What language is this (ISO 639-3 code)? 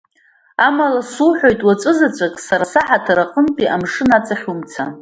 abk